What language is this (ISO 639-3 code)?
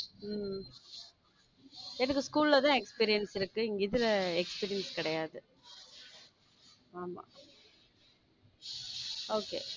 tam